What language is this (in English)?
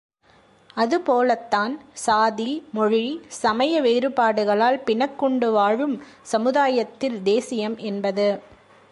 Tamil